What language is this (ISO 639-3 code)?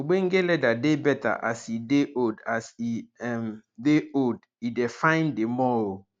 pcm